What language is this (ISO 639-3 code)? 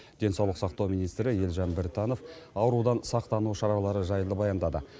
kaz